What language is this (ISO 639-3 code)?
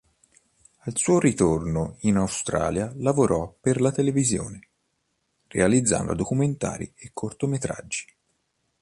ita